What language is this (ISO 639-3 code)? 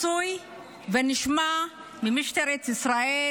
heb